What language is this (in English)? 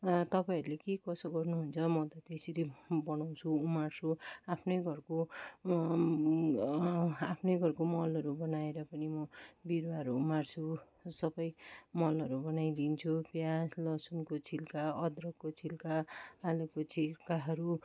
Nepali